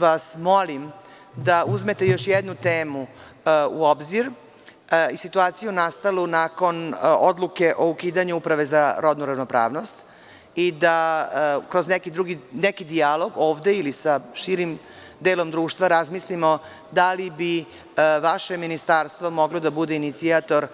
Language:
Serbian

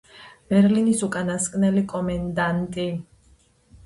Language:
Georgian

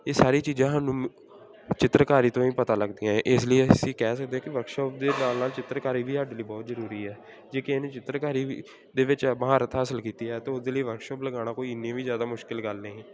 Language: Punjabi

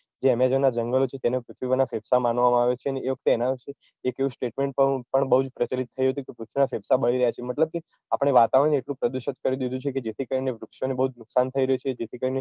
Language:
Gujarati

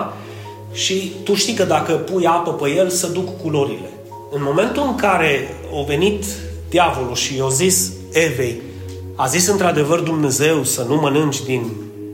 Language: Romanian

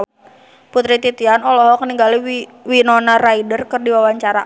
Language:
Sundanese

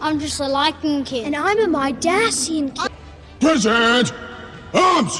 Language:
Indonesian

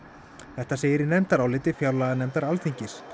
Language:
Icelandic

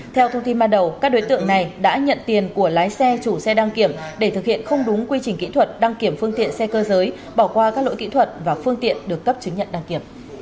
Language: Vietnamese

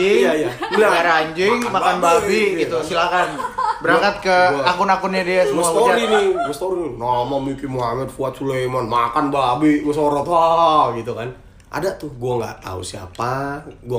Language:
Indonesian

